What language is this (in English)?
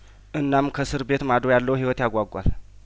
Amharic